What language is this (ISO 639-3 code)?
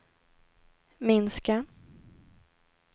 swe